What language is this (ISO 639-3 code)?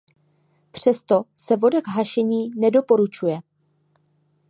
ces